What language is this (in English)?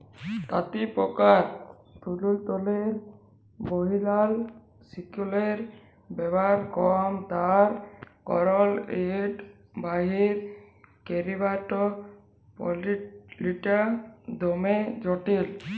Bangla